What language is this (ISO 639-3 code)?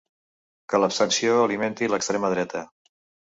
cat